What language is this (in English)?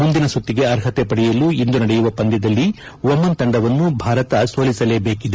Kannada